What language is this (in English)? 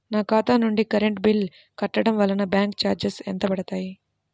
Telugu